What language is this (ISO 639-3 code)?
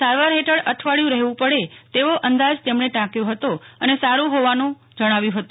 guj